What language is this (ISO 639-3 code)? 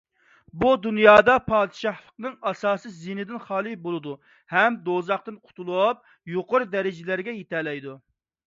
uig